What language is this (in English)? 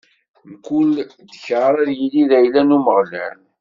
Kabyle